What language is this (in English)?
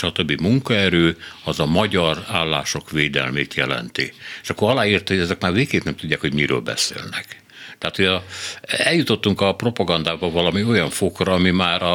Hungarian